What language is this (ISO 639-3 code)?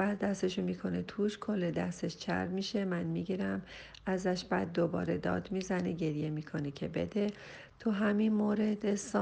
fas